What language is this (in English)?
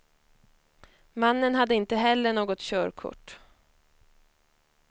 Swedish